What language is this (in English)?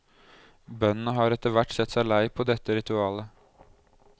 Norwegian